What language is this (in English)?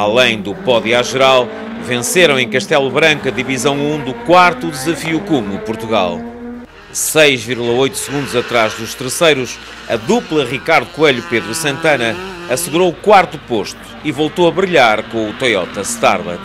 Portuguese